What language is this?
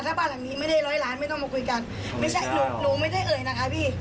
Thai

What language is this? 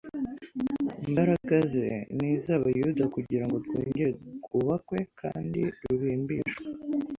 Kinyarwanda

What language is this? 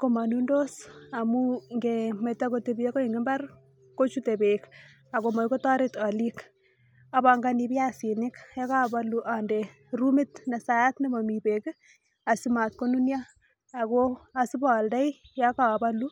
Kalenjin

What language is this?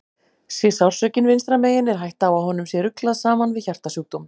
Icelandic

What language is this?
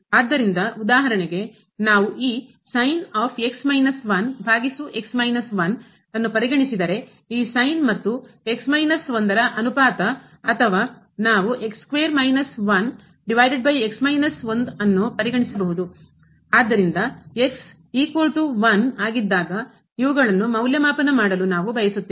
Kannada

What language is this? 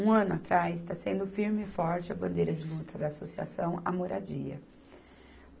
Portuguese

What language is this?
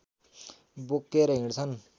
Nepali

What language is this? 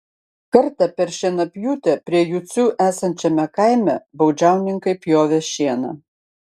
Lithuanian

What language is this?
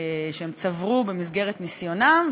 Hebrew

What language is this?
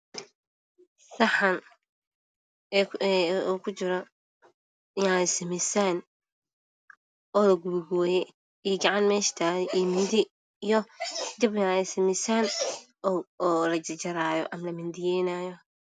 Somali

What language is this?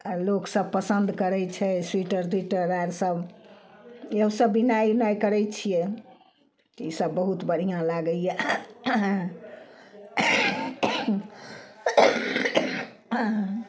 Maithili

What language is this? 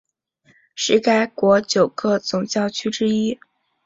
Chinese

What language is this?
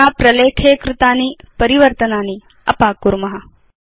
Sanskrit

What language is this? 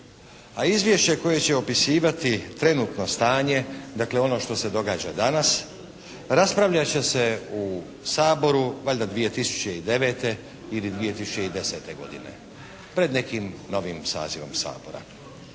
Croatian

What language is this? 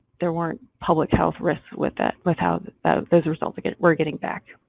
English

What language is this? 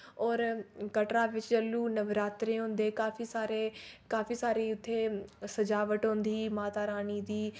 Dogri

